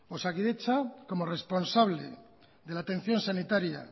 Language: Spanish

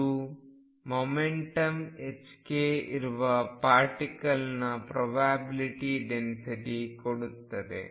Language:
Kannada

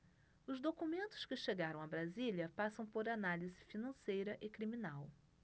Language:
Portuguese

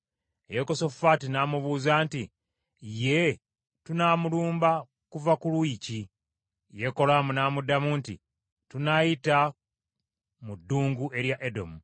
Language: Ganda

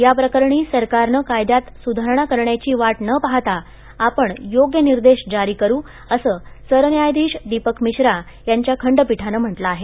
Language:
Marathi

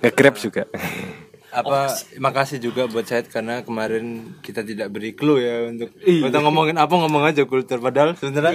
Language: Indonesian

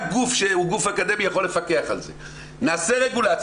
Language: Hebrew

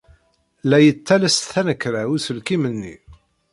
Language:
Kabyle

